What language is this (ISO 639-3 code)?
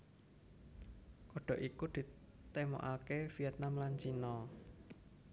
jav